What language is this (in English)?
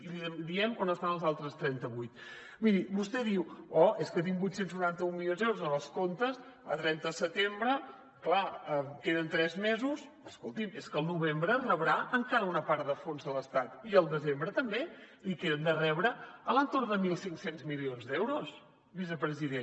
Catalan